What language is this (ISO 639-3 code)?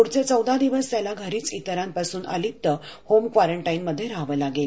mar